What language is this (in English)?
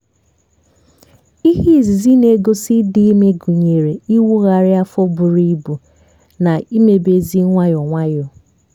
Igbo